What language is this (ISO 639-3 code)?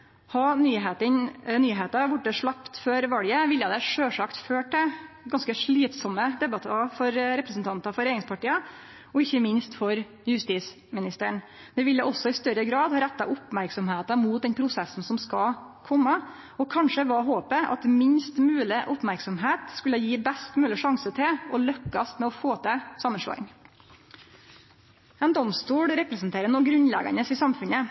nno